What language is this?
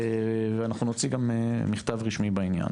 Hebrew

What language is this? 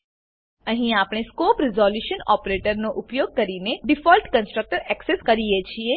Gujarati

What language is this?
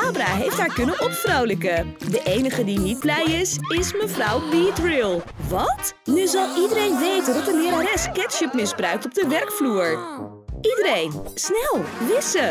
Dutch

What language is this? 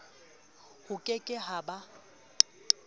Southern Sotho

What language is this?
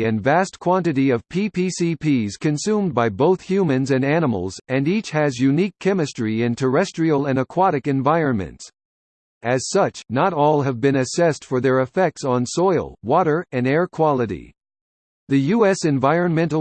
English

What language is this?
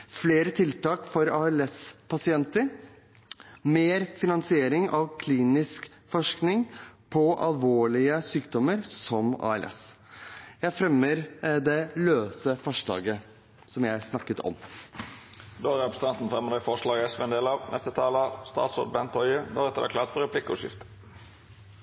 Norwegian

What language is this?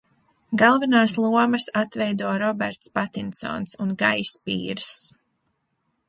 Latvian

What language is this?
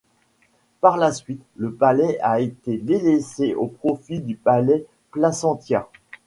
French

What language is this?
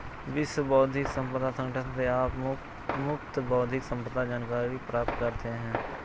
Hindi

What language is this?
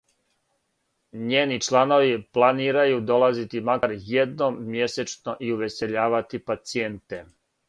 Serbian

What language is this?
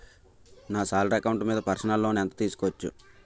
Telugu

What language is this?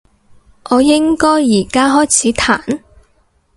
Cantonese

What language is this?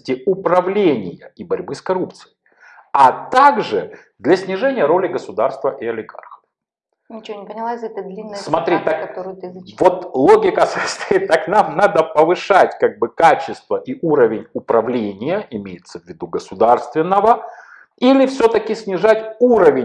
Russian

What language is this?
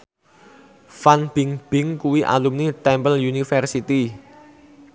Javanese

